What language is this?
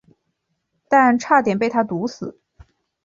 Chinese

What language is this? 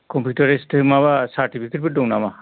Bodo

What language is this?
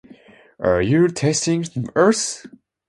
Japanese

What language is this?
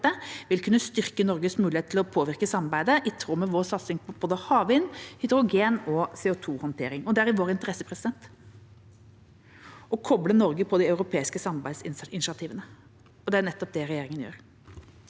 Norwegian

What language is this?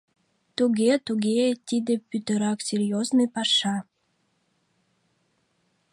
Mari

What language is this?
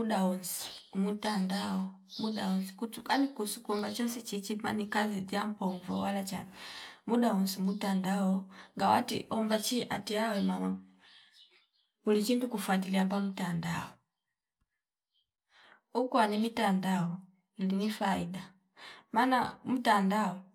Fipa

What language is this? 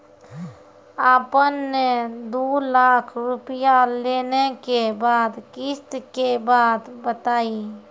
Maithili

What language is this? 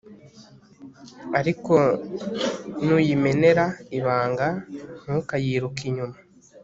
Kinyarwanda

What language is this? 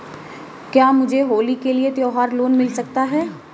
Hindi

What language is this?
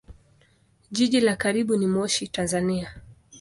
Swahili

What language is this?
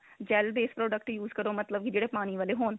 Punjabi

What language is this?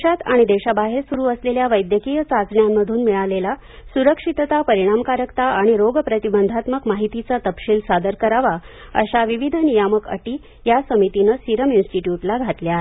Marathi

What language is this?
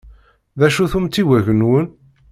Kabyle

